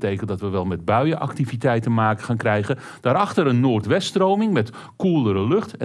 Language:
Dutch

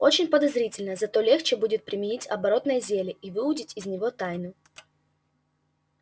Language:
Russian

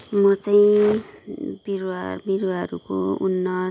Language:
Nepali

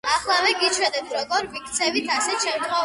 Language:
Georgian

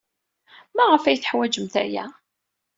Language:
Kabyle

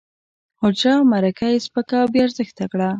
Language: Pashto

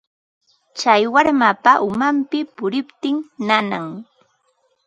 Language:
Ambo-Pasco Quechua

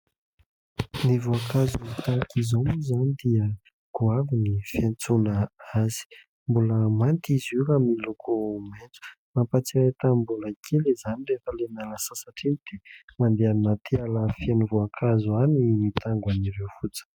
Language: Malagasy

